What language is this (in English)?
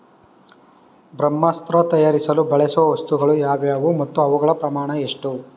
Kannada